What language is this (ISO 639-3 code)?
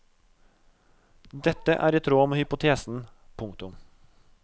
nor